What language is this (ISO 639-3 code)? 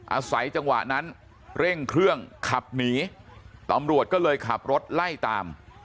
tha